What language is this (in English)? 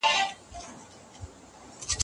Pashto